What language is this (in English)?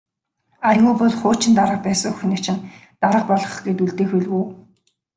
Mongolian